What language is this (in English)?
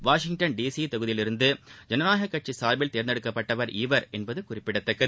Tamil